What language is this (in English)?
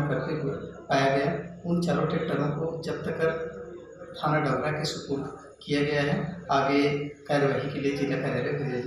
Hindi